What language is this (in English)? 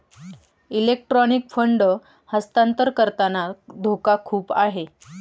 Marathi